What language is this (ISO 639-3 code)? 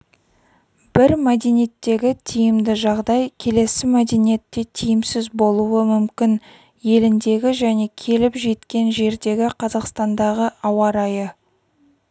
kaz